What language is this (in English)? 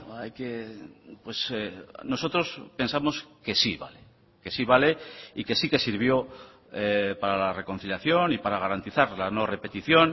Spanish